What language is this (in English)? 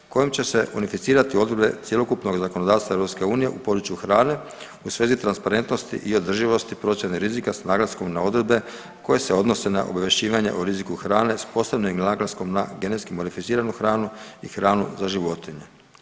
Croatian